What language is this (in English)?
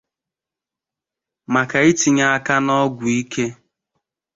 Igbo